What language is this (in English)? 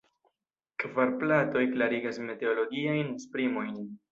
Esperanto